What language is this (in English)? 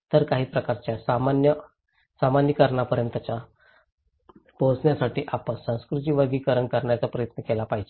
Marathi